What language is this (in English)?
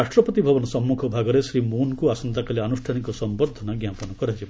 Odia